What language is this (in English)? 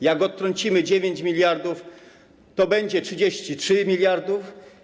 Polish